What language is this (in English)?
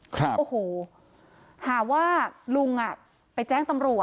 Thai